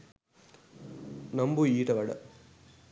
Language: Sinhala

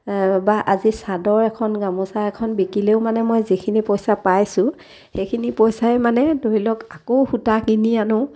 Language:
Assamese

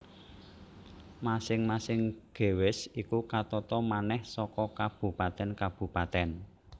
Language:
Javanese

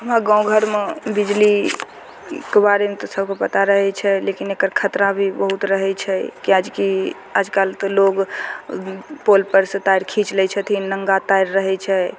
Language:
Maithili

